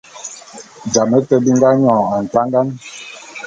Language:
Bulu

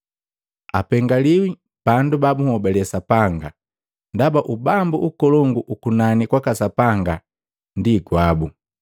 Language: Matengo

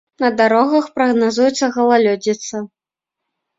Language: Belarusian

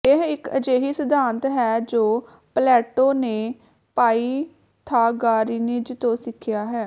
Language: Punjabi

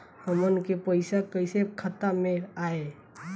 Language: Bhojpuri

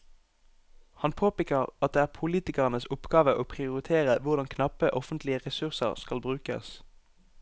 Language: Norwegian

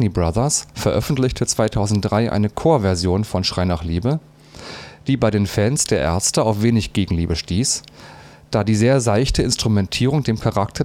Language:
German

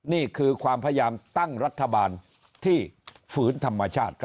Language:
Thai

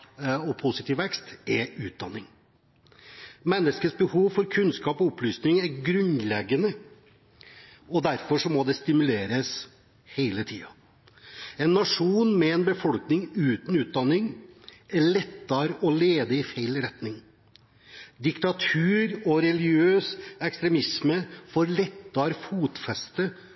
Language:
Norwegian Bokmål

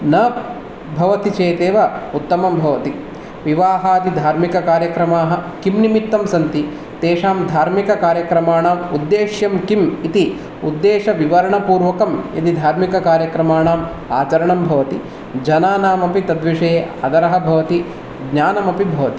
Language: Sanskrit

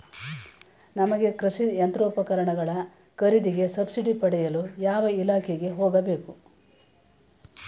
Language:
Kannada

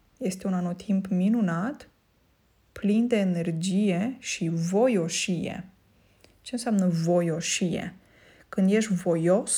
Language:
Romanian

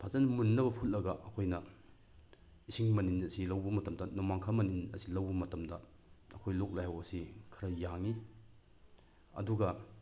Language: Manipuri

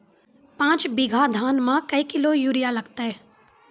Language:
Maithili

